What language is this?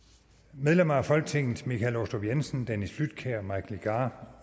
Danish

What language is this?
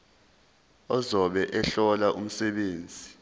Zulu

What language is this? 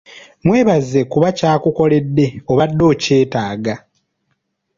Ganda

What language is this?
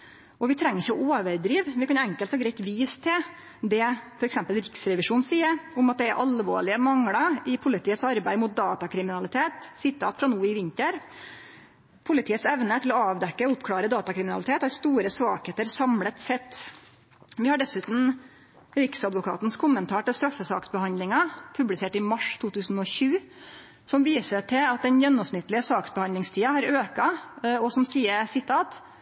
Norwegian Nynorsk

